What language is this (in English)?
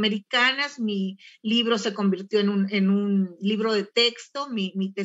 Spanish